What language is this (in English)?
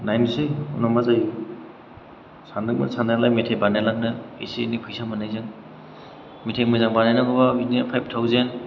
Bodo